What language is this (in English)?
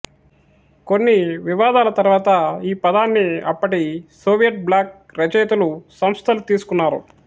Telugu